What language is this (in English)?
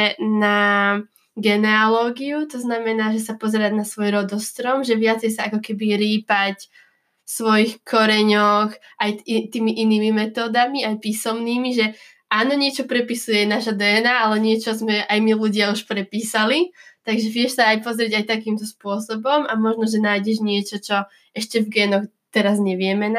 Slovak